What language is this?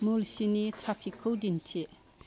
Bodo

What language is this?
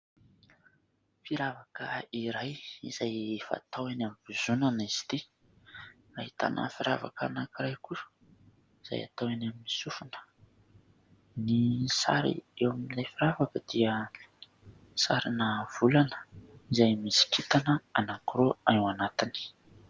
Malagasy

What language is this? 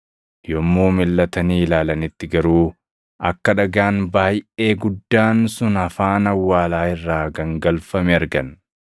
Oromo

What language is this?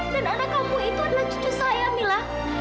Indonesian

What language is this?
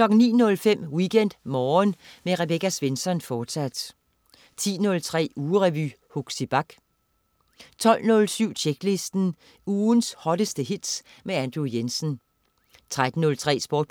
Danish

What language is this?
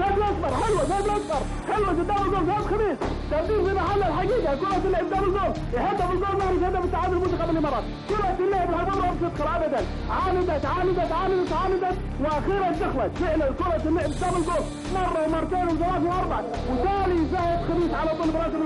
Arabic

